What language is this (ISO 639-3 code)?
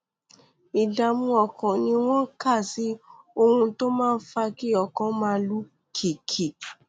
yor